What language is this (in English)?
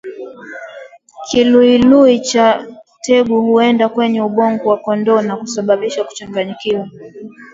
Swahili